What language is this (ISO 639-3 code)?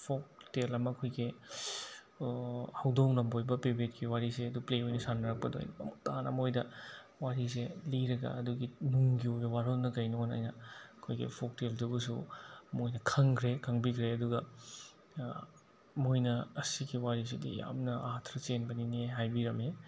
mni